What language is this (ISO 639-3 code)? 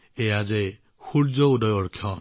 asm